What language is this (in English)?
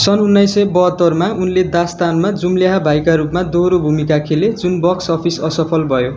Nepali